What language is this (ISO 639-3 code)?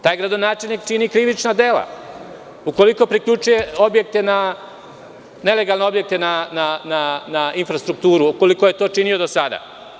srp